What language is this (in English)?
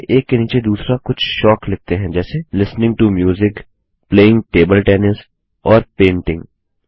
Hindi